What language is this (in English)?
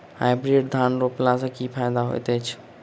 Maithili